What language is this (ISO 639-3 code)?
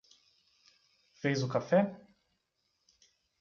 por